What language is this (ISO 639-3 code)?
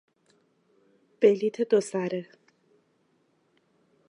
fas